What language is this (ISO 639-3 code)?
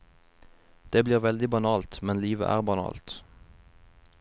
nor